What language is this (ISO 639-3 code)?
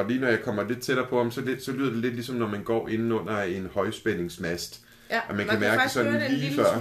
dan